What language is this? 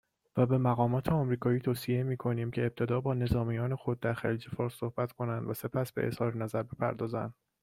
Persian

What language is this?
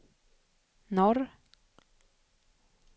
Swedish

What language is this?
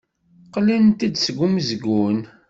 Kabyle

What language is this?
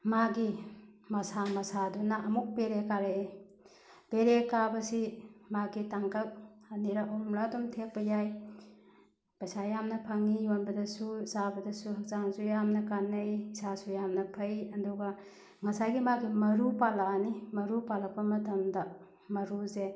Manipuri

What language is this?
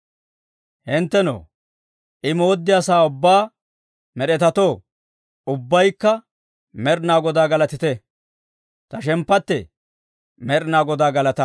Dawro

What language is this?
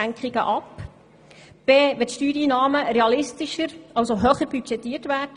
Swiss German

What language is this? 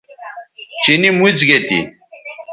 Bateri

